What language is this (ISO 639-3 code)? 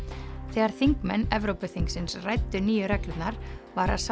isl